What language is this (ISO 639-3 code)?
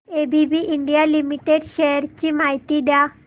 mar